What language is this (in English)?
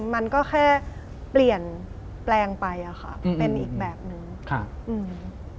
Thai